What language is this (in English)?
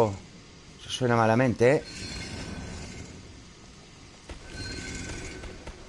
Spanish